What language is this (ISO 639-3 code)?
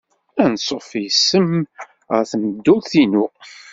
kab